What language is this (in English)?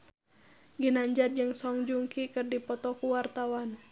Sundanese